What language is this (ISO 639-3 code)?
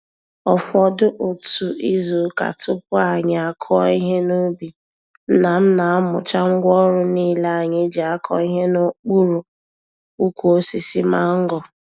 ibo